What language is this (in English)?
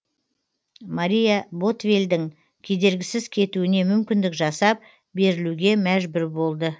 Kazakh